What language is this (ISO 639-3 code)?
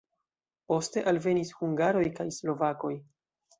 epo